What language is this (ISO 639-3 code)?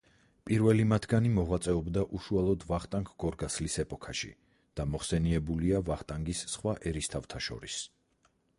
kat